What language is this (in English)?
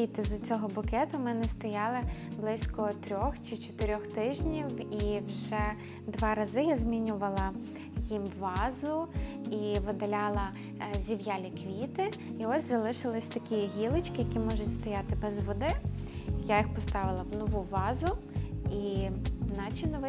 Ukrainian